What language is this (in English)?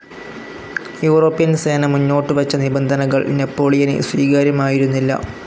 Malayalam